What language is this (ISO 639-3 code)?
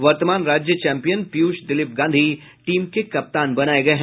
hin